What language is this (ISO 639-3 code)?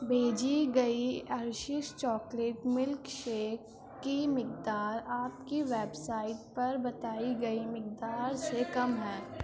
urd